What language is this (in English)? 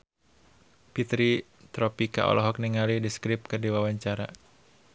Sundanese